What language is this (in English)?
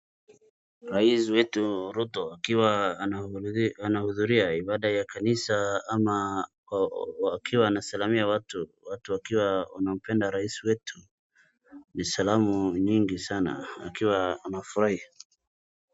Swahili